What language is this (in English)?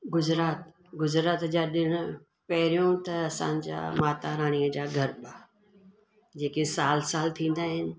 Sindhi